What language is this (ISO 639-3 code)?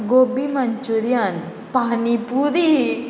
kok